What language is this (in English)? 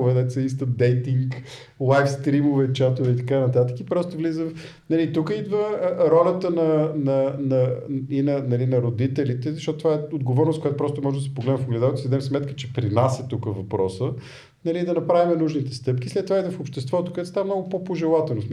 Bulgarian